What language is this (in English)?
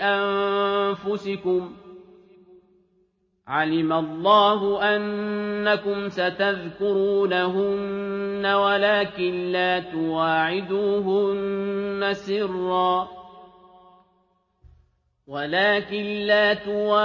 Arabic